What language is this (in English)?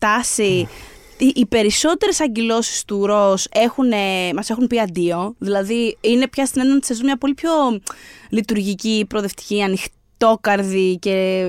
Greek